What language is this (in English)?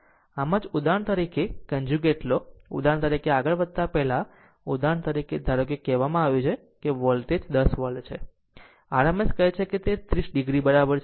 Gujarati